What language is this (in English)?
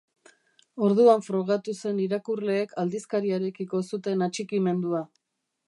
Basque